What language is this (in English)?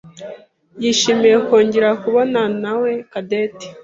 Kinyarwanda